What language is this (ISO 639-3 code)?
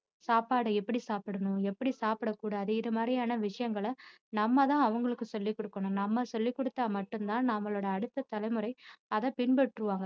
tam